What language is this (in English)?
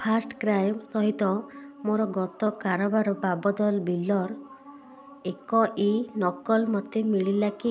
Odia